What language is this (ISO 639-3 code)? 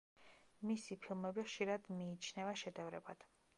kat